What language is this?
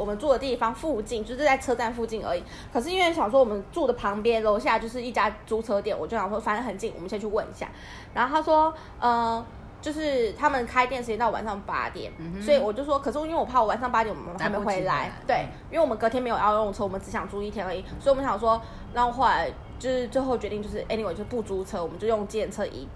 Chinese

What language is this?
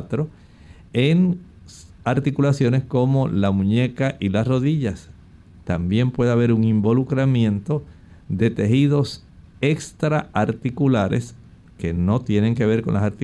Spanish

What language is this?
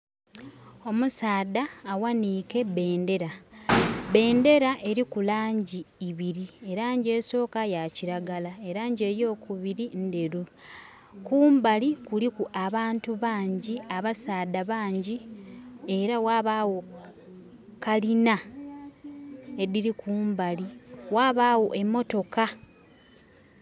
Soga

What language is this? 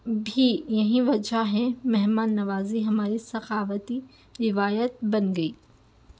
Urdu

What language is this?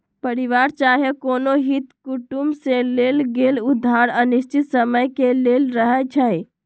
Magahi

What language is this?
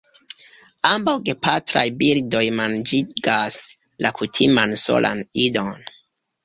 Esperanto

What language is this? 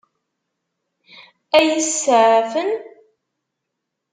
Kabyle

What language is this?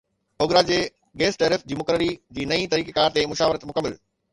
Sindhi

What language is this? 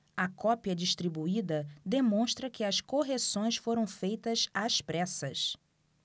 Portuguese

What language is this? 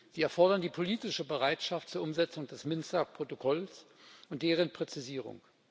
German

